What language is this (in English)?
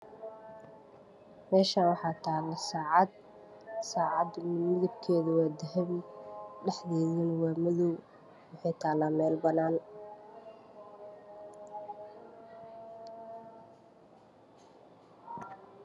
Somali